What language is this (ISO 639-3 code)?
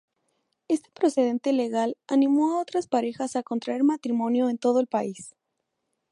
spa